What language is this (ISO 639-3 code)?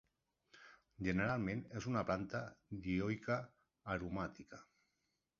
cat